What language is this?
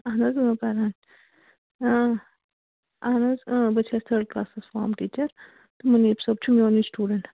Kashmiri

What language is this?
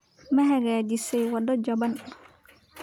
Somali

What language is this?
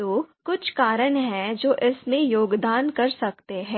Hindi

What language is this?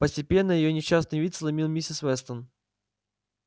Russian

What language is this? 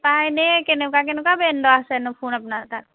Assamese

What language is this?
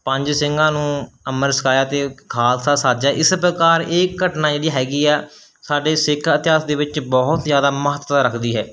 Punjabi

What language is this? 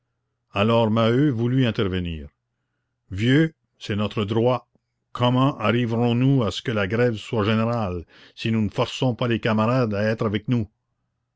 French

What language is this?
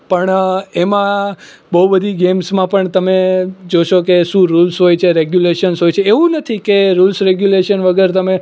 Gujarati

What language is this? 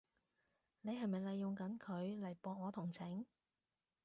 Cantonese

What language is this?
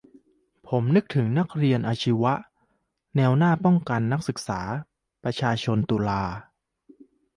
Thai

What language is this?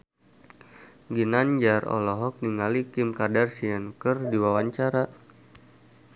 Sundanese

